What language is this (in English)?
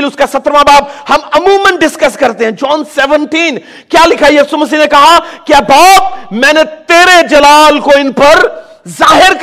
Urdu